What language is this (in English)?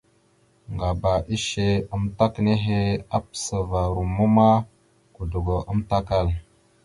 Mada (Cameroon)